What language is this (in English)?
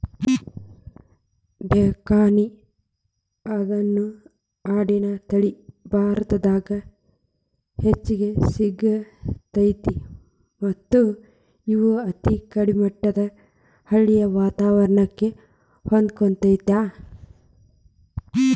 Kannada